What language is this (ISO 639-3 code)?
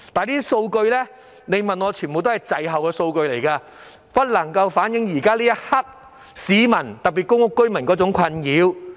yue